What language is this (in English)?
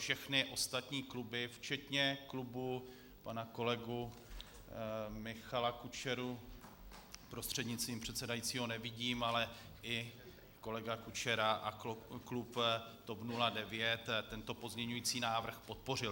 Czech